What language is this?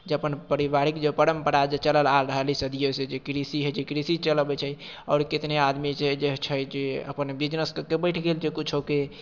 Maithili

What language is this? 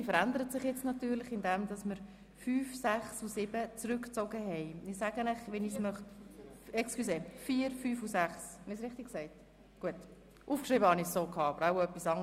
Swiss German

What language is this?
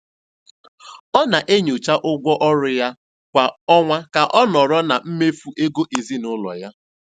Igbo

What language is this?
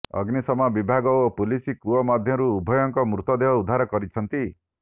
Odia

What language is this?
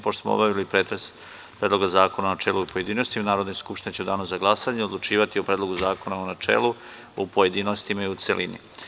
Serbian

